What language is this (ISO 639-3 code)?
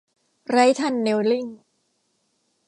tha